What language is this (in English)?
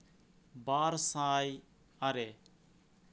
Santali